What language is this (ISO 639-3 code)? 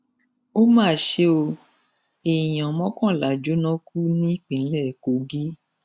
yor